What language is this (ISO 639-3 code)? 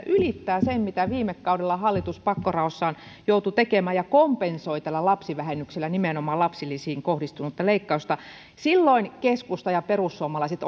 fin